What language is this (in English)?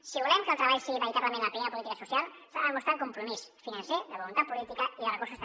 Catalan